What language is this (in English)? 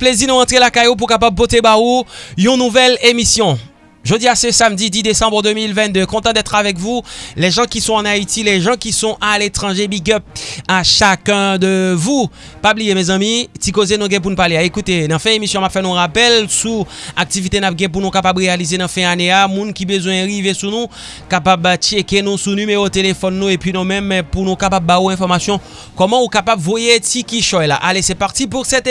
French